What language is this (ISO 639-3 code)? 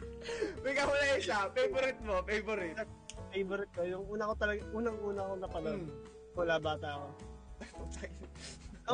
fil